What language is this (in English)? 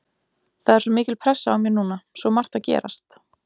Icelandic